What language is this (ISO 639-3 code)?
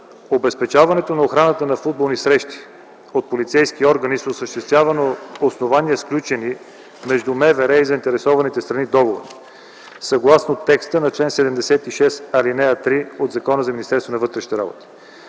bul